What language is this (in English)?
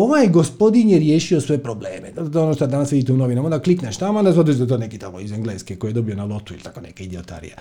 Croatian